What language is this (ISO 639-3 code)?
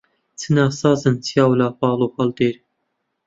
ckb